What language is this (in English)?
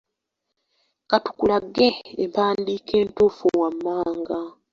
Ganda